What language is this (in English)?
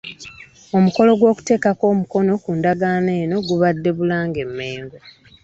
Ganda